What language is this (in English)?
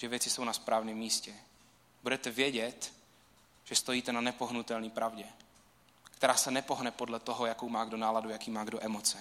Czech